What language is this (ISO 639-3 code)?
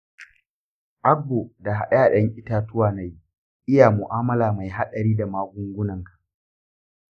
hau